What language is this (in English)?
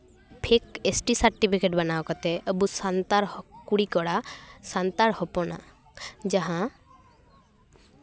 Santali